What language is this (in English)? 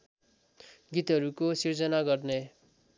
Nepali